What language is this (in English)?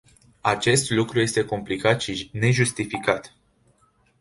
Romanian